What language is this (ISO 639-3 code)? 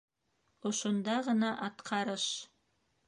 bak